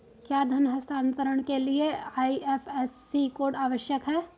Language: Hindi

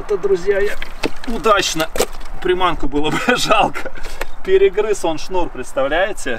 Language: Russian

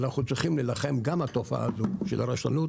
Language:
Hebrew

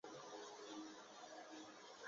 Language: Chinese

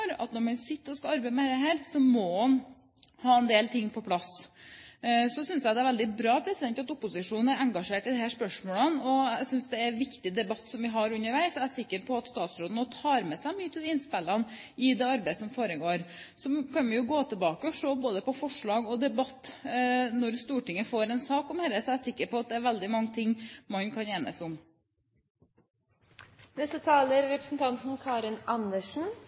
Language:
Norwegian Bokmål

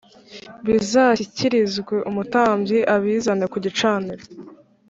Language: Kinyarwanda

